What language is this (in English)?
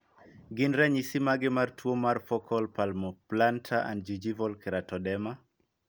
Luo (Kenya and Tanzania)